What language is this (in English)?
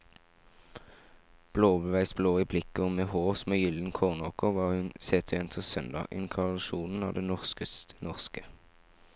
Norwegian